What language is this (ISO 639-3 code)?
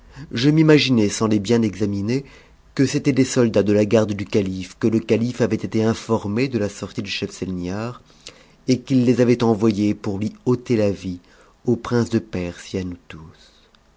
fra